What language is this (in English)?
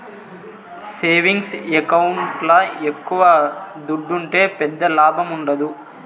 Telugu